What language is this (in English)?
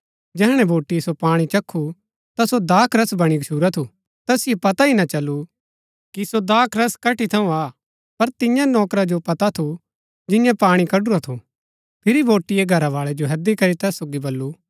Gaddi